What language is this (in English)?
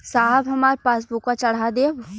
Bhojpuri